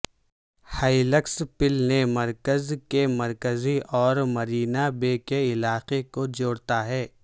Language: Urdu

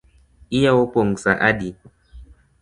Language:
Luo (Kenya and Tanzania)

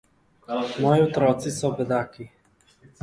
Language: Slovenian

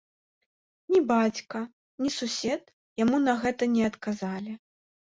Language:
Belarusian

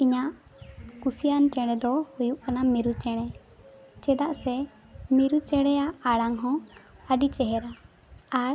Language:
Santali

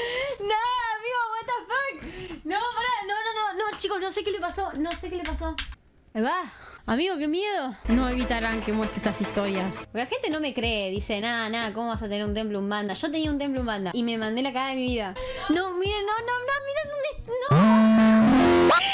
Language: Spanish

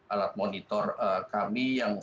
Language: Indonesian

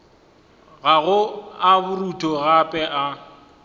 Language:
Northern Sotho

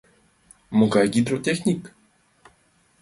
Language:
Mari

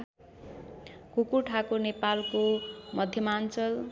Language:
Nepali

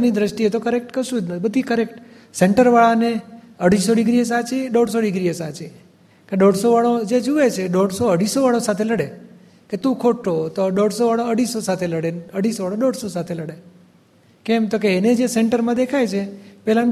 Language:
Gujarati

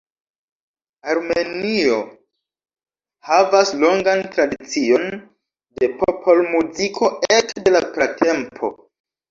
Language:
Esperanto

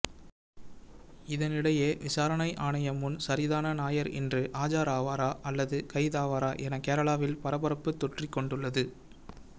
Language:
Tamil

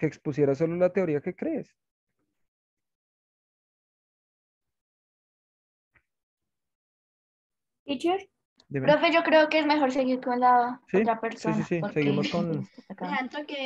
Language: Spanish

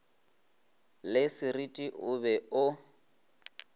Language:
Northern Sotho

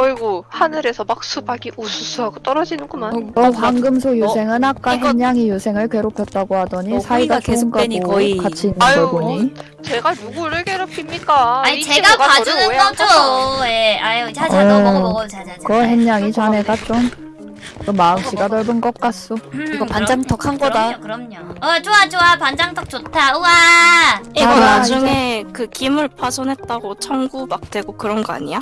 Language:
Korean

